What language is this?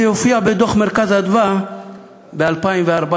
Hebrew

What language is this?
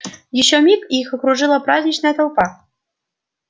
Russian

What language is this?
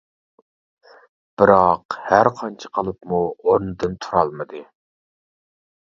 Uyghur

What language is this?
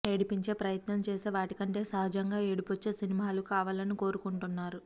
Telugu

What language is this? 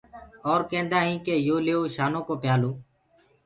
Gurgula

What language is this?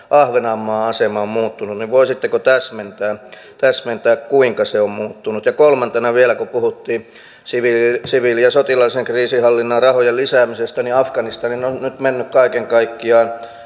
Finnish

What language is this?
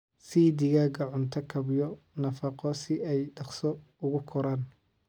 Somali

